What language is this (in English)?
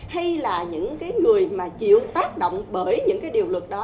Vietnamese